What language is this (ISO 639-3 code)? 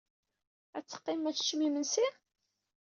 kab